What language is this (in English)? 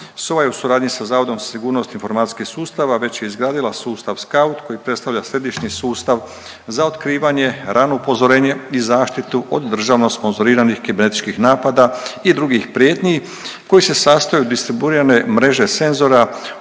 Croatian